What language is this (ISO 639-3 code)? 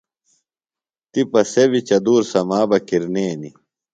phl